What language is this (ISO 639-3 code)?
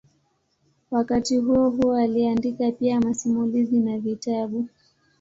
swa